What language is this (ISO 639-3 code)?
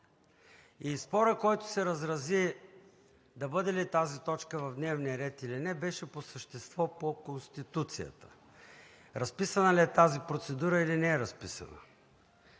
bul